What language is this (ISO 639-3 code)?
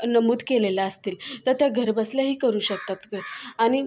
mar